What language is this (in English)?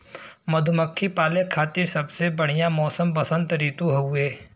Bhojpuri